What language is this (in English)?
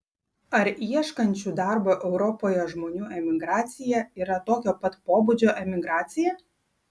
Lithuanian